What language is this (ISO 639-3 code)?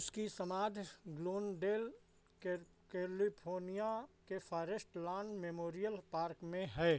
hin